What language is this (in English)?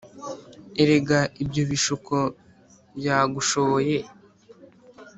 Kinyarwanda